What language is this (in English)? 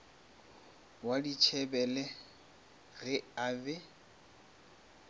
Northern Sotho